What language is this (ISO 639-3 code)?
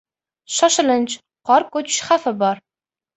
uzb